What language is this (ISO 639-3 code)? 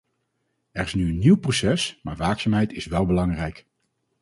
nld